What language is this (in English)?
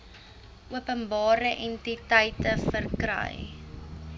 Afrikaans